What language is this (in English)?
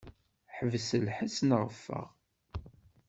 Kabyle